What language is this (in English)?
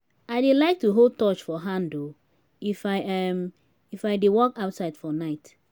Nigerian Pidgin